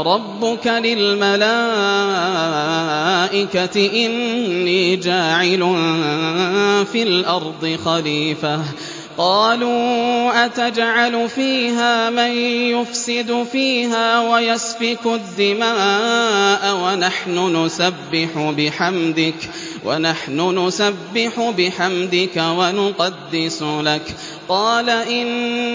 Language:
Arabic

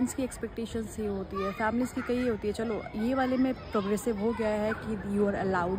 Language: Hindi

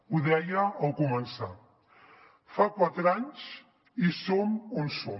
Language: Catalan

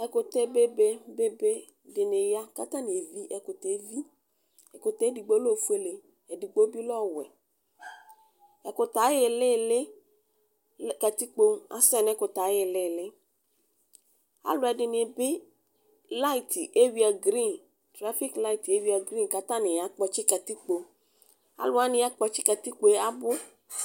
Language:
Ikposo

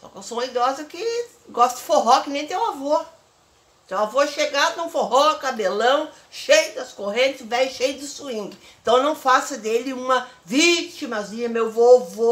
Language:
Portuguese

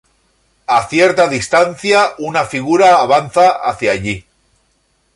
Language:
Spanish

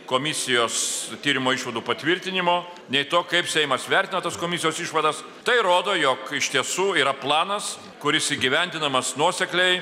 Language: Lithuanian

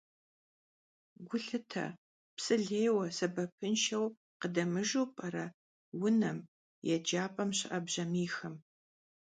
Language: Kabardian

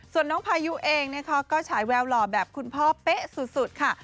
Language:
Thai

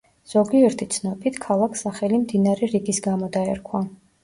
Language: Georgian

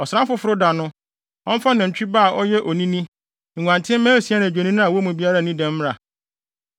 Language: Akan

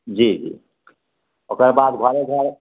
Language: Maithili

